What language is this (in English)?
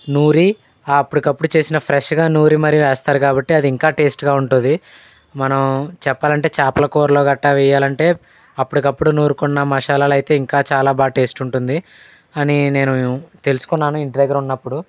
Telugu